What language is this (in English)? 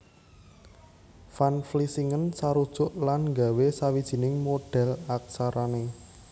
Javanese